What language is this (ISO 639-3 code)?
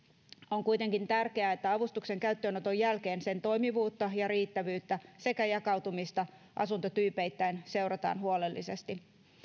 fin